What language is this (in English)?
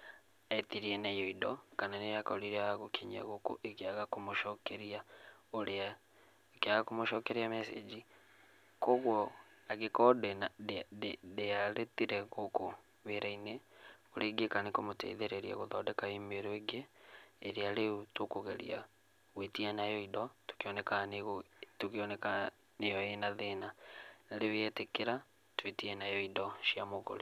Kikuyu